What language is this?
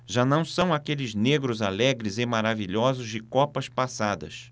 Portuguese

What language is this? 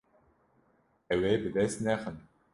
Kurdish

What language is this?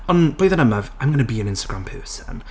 Welsh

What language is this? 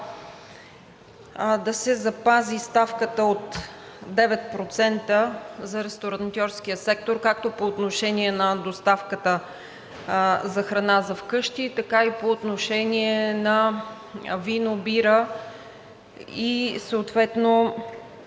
Bulgarian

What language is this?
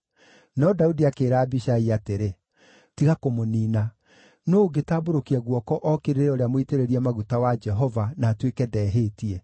Kikuyu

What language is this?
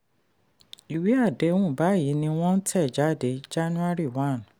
Yoruba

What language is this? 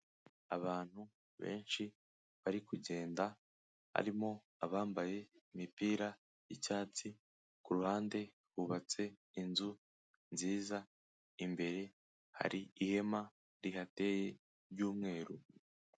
Kinyarwanda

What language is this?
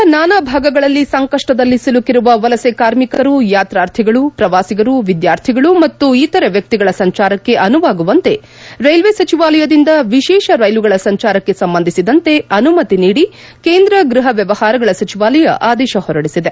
Kannada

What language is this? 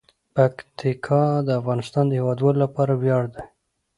Pashto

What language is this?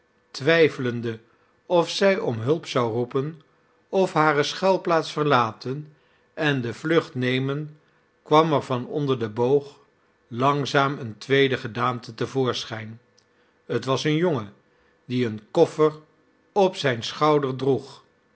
Dutch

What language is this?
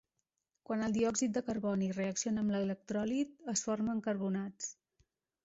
Catalan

